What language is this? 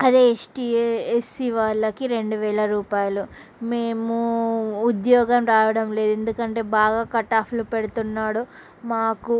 Telugu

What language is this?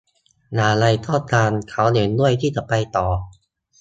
Thai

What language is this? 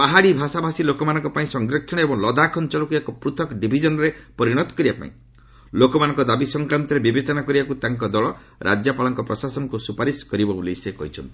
Odia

